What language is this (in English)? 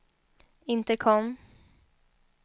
Swedish